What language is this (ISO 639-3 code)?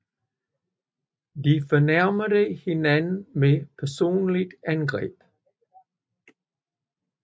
dan